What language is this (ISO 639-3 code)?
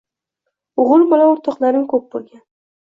uzb